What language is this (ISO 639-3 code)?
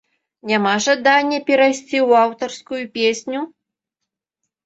bel